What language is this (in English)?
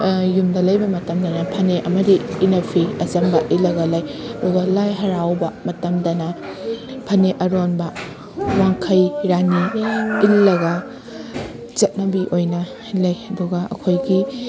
Manipuri